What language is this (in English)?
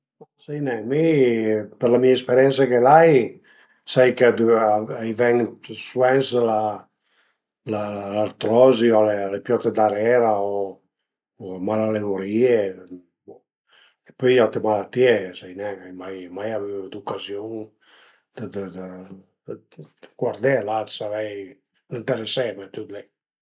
Piedmontese